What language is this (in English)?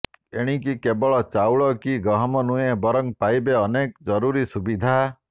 Odia